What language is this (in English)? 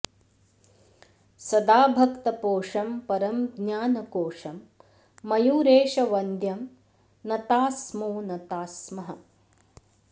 Sanskrit